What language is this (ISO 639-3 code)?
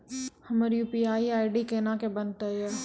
mai